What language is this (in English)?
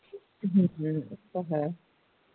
Punjabi